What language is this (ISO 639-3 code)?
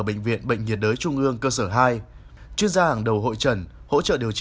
vie